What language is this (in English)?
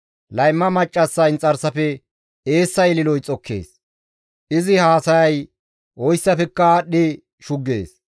Gamo